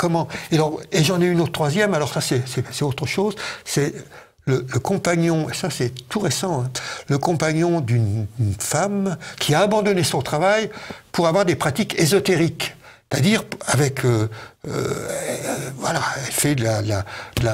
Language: French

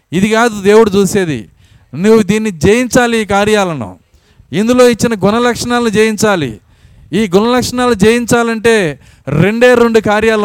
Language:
Telugu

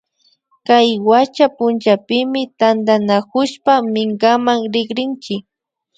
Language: Imbabura Highland Quichua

